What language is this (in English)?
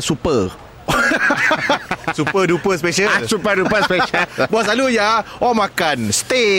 Malay